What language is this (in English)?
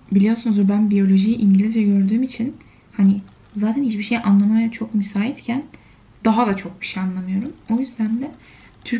Turkish